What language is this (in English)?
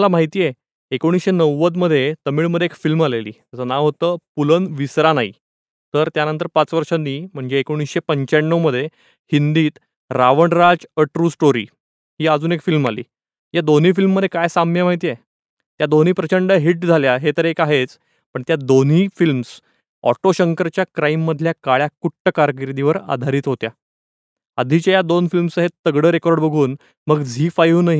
Marathi